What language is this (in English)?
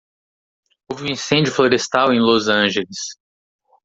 Portuguese